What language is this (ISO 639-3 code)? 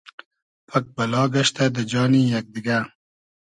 haz